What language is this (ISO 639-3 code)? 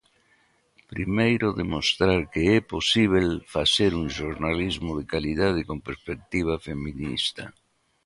glg